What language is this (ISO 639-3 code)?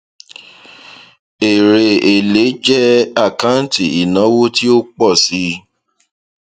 yor